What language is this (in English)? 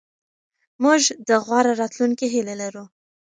Pashto